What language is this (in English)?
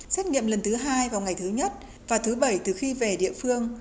Vietnamese